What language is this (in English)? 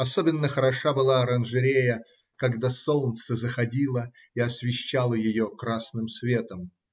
Russian